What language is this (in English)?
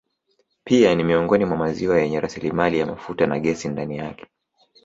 Swahili